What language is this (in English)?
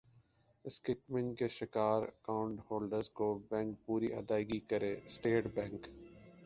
Urdu